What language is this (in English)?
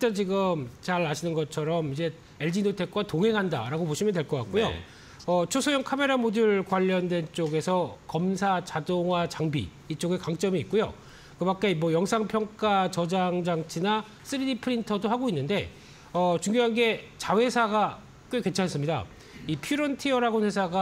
Korean